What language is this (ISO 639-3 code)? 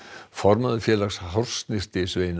isl